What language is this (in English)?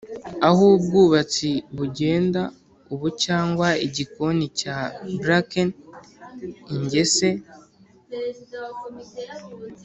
Kinyarwanda